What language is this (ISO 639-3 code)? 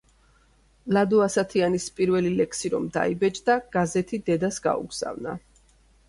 kat